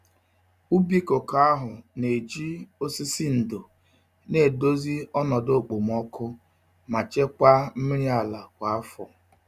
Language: Igbo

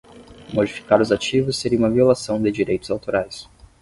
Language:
Portuguese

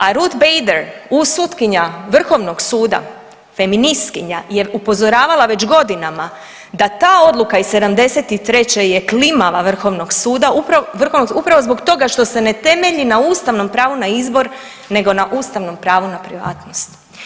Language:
Croatian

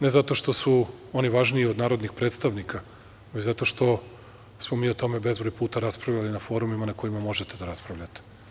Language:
Serbian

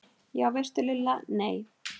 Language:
Icelandic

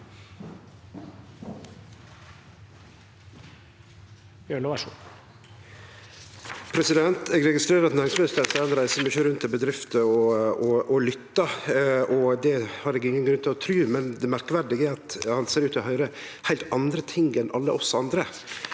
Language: Norwegian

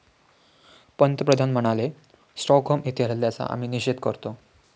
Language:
Marathi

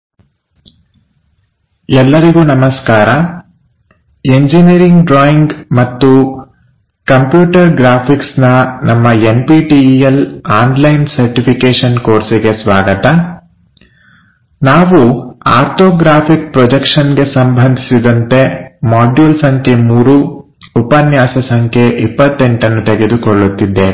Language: Kannada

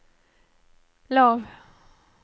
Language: Norwegian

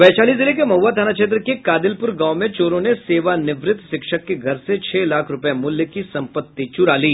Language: Hindi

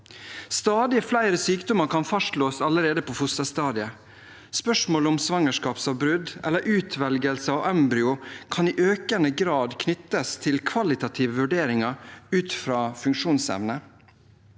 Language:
Norwegian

